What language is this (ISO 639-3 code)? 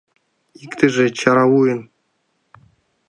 chm